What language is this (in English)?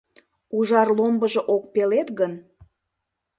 Mari